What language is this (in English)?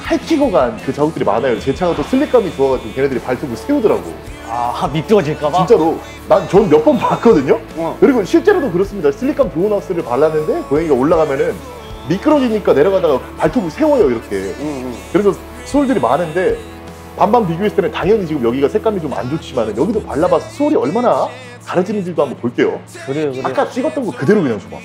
Korean